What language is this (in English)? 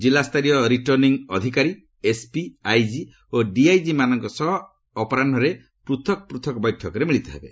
Odia